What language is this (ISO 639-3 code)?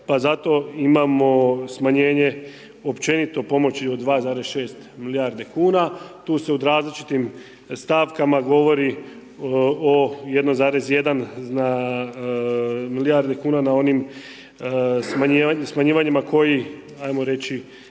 hrv